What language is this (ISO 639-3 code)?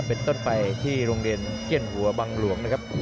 tha